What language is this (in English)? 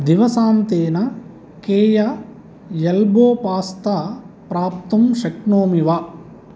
Sanskrit